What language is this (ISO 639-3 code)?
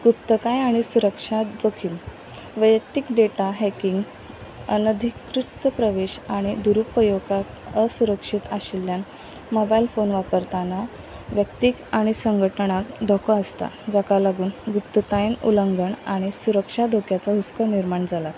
kok